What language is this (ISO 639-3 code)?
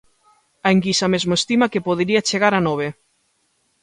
glg